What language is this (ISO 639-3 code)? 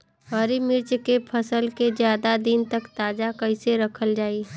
bho